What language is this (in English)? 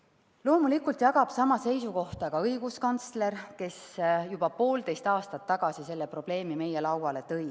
Estonian